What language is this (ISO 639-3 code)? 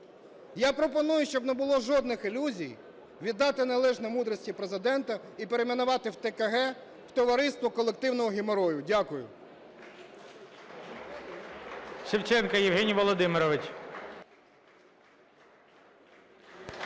ukr